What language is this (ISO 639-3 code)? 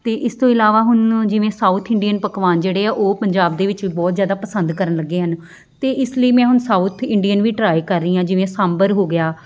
pan